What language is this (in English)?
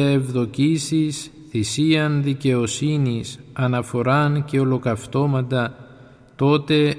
Greek